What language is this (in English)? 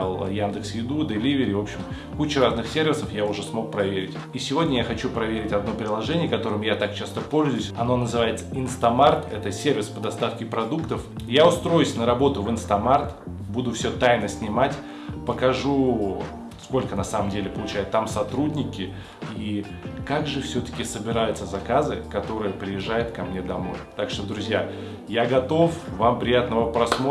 Russian